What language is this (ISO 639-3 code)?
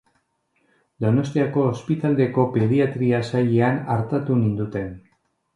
eus